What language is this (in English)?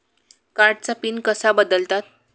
Marathi